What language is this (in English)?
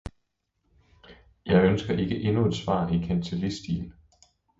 Danish